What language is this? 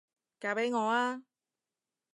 Cantonese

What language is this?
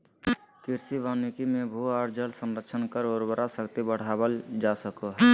Magahi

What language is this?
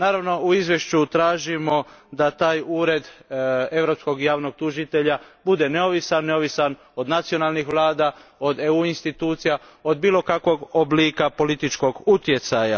Croatian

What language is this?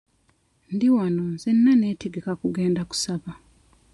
Ganda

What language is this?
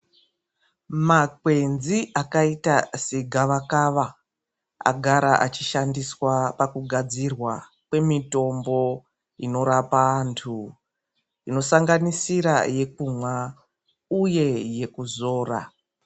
Ndau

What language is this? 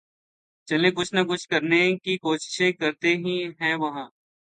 Urdu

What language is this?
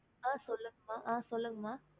Tamil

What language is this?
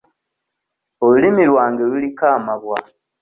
Ganda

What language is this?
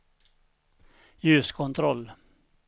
Swedish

